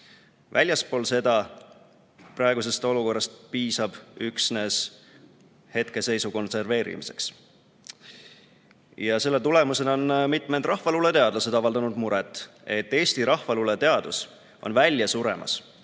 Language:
Estonian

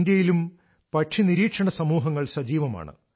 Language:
Malayalam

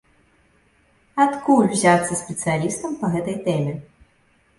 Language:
Belarusian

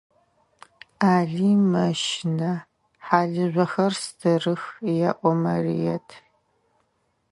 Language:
Adyghe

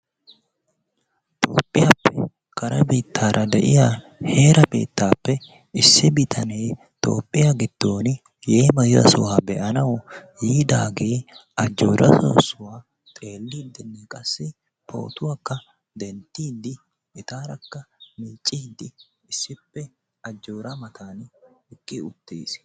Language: Wolaytta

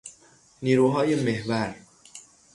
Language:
Persian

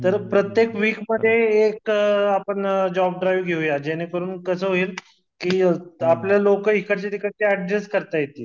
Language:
Marathi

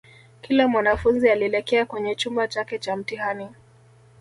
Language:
Swahili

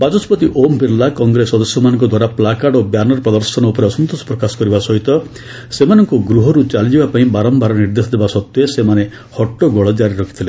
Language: Odia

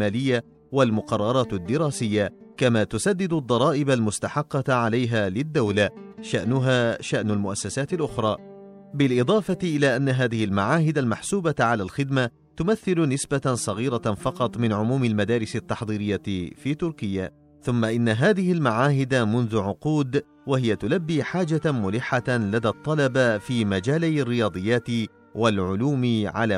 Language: Arabic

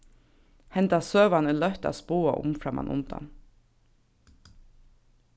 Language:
Faroese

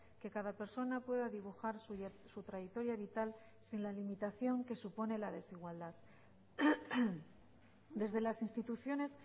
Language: Spanish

